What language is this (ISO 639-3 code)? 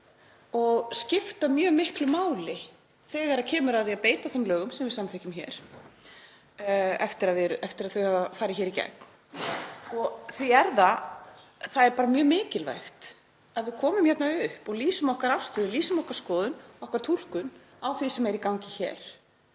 isl